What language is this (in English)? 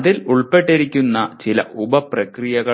Malayalam